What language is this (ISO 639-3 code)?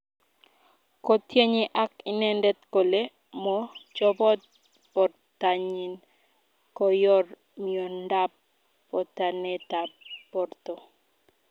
kln